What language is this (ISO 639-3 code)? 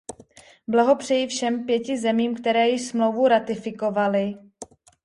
ces